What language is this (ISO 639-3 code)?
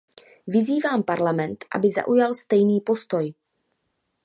ces